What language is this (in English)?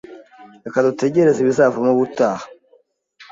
Kinyarwanda